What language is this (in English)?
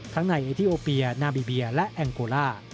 Thai